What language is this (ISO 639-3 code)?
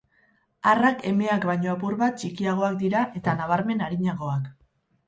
eus